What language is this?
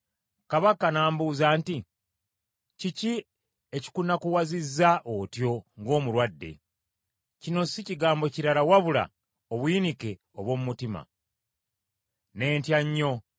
Ganda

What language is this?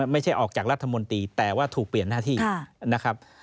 Thai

